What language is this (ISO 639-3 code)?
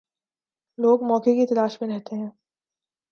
urd